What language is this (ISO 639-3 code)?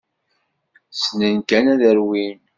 kab